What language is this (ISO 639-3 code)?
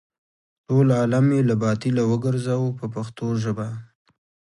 pus